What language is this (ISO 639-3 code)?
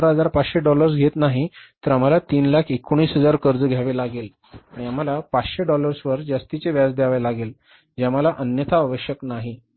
mar